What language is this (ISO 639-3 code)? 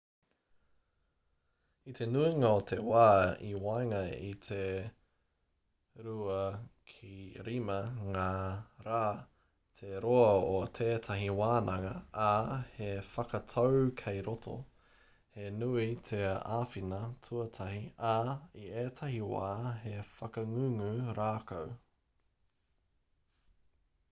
mri